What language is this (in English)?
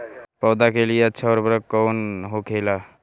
Bhojpuri